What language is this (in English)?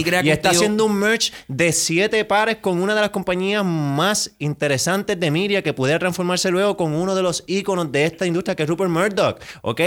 Spanish